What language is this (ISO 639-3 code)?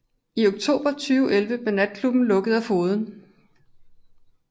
dan